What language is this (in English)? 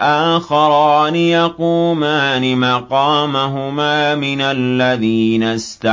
Arabic